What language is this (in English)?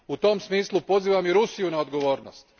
Croatian